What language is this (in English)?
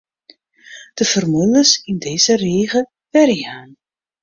Western Frisian